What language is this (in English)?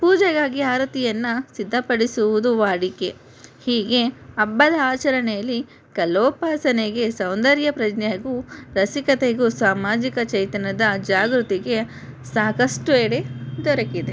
Kannada